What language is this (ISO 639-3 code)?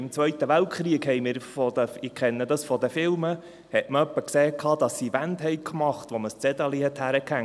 gsw